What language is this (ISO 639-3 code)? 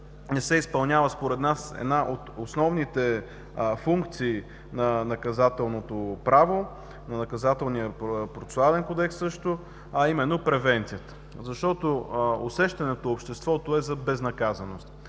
bul